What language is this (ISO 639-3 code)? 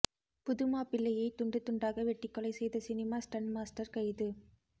tam